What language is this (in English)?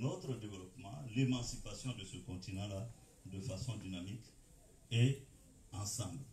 French